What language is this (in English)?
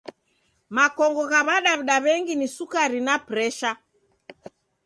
Taita